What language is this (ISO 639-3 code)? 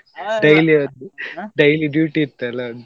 kan